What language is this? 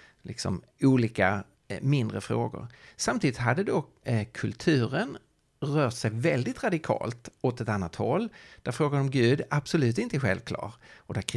Swedish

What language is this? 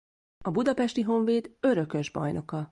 Hungarian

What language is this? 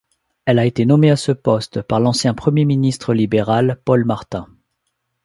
French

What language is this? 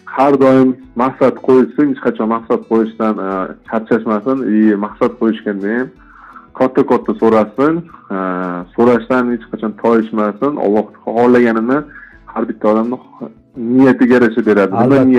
Turkish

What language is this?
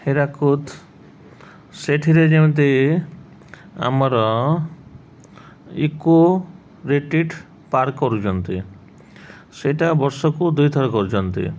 Odia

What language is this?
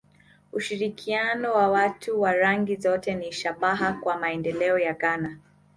Swahili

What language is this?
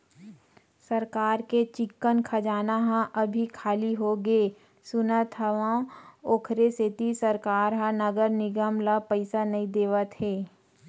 Chhattisgarhi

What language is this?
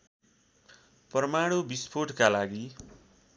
Nepali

